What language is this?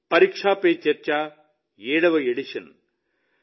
Telugu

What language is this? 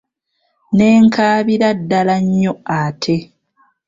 Ganda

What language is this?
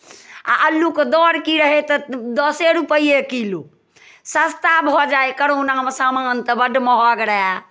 Maithili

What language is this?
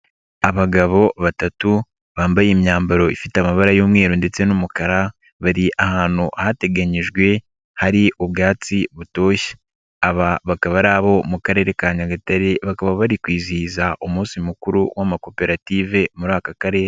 Kinyarwanda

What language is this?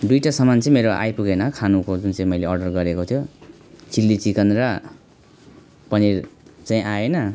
Nepali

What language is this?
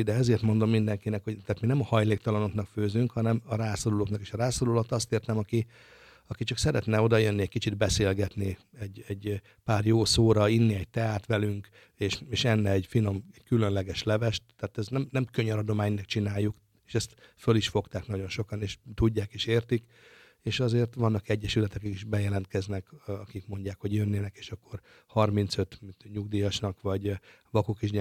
Hungarian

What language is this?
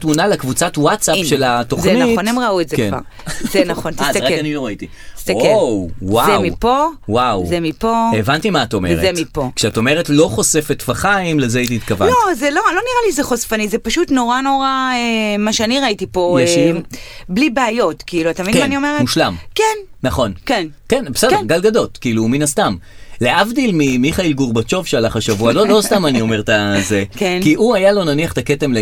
Hebrew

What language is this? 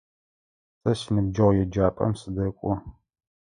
Adyghe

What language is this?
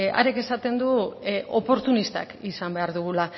Basque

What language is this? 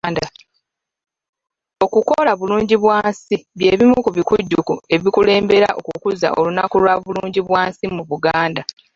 Ganda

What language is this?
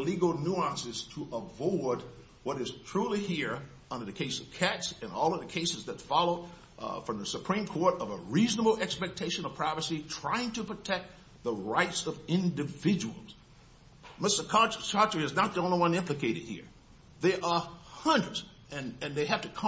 English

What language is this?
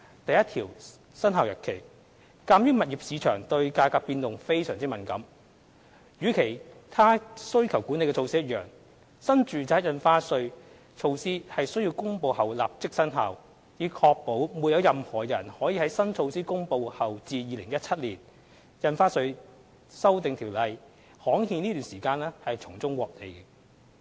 Cantonese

